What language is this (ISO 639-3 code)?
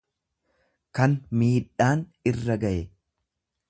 orm